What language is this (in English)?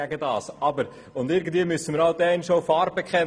Swiss German